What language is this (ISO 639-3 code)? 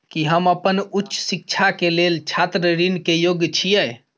mai